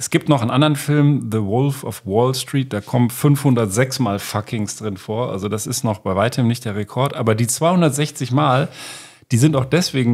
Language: German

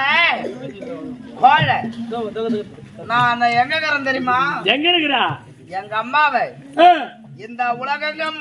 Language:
Arabic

